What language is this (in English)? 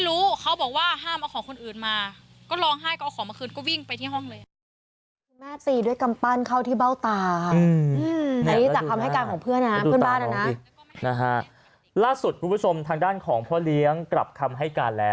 Thai